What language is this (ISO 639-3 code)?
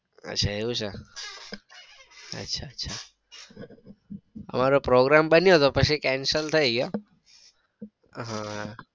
guj